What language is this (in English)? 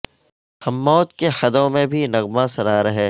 Urdu